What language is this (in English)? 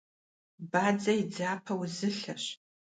Kabardian